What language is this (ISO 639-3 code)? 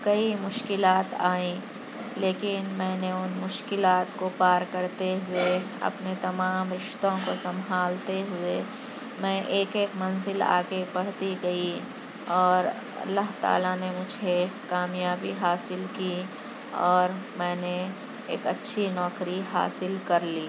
urd